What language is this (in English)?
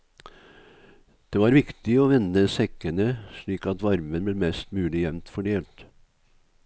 Norwegian